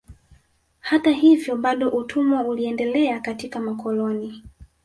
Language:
Swahili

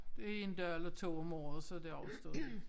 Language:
Danish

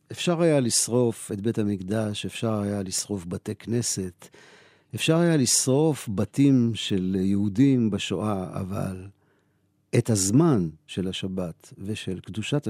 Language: Hebrew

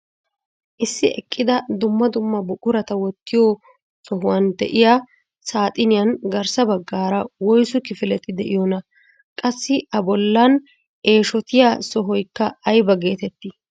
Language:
Wolaytta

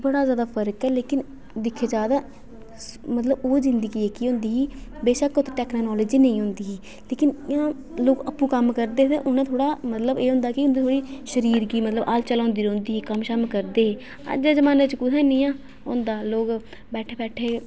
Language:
Dogri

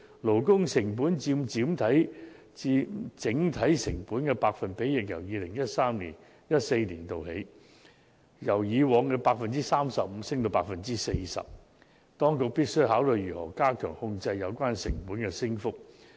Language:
Cantonese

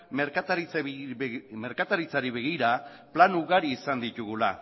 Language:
Basque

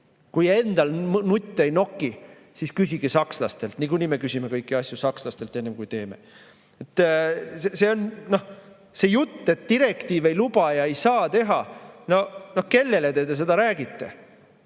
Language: Estonian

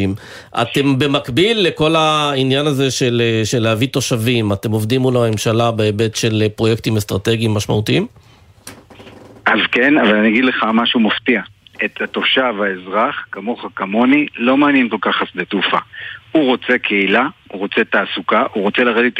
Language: Hebrew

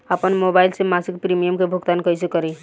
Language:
Bhojpuri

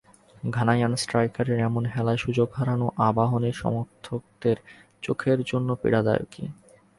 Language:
Bangla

